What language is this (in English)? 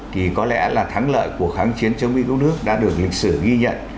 Vietnamese